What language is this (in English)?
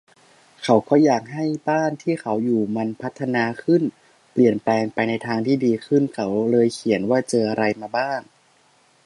Thai